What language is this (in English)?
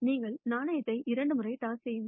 Tamil